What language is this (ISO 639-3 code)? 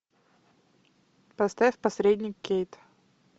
rus